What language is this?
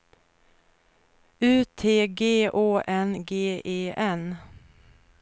Swedish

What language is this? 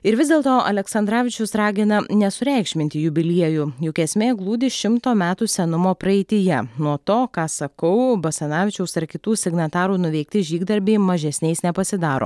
Lithuanian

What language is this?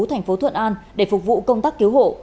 Vietnamese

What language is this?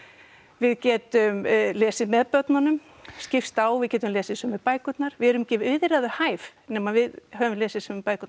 Icelandic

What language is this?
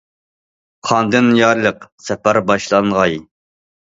Uyghur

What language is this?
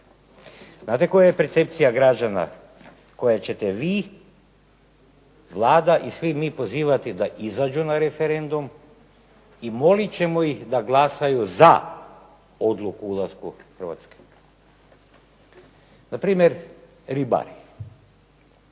Croatian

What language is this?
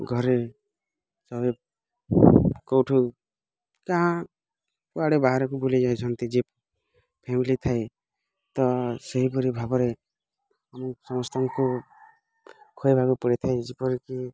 Odia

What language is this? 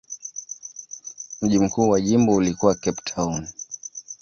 Swahili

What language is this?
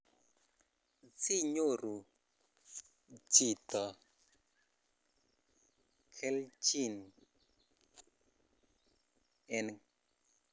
Kalenjin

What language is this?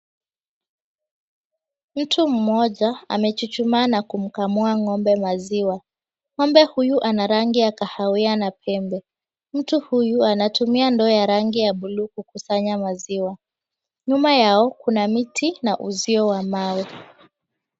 Swahili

